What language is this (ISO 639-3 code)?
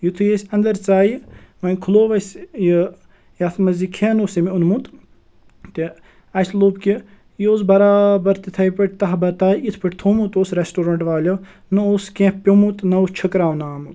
kas